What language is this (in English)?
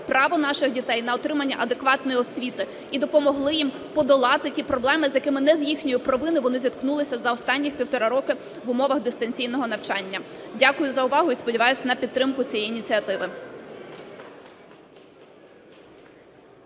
Ukrainian